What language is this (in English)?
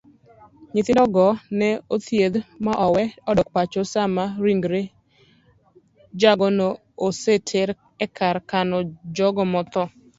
Luo (Kenya and Tanzania)